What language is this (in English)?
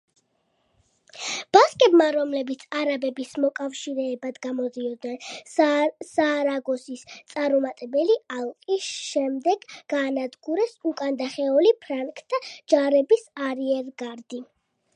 Georgian